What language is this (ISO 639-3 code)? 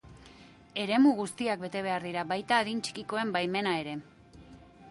eus